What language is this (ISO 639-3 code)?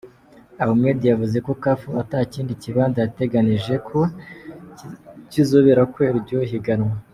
kin